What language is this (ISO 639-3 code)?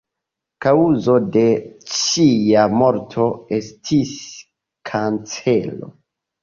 epo